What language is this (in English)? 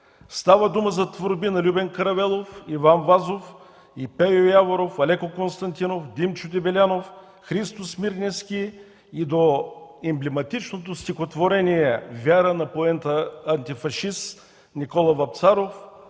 Bulgarian